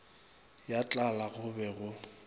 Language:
Northern Sotho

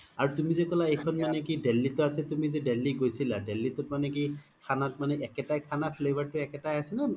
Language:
Assamese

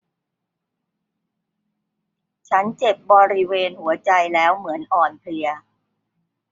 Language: Thai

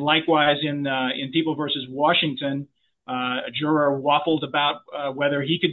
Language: English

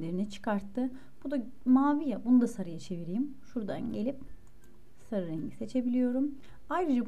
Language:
Turkish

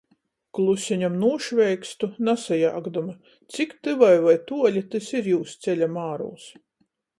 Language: Latgalian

